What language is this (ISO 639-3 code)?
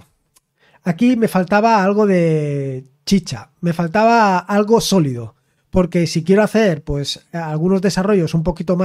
spa